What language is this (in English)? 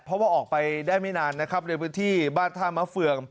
Thai